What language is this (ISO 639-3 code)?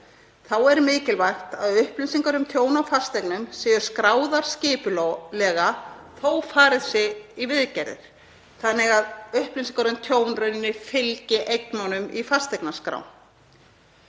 isl